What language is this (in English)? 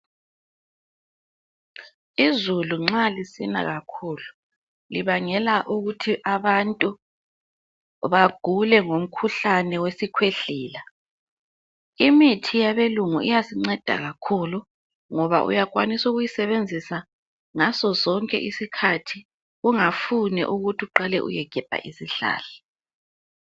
North Ndebele